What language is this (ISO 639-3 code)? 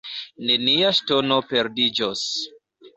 epo